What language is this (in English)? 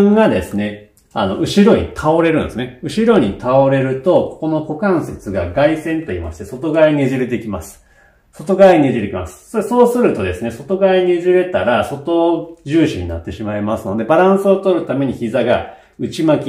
Japanese